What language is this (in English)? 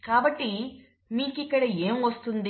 Telugu